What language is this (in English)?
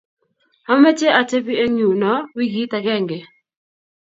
Kalenjin